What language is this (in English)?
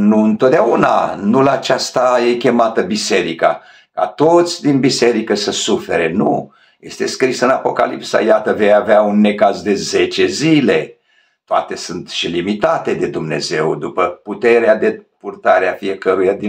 Romanian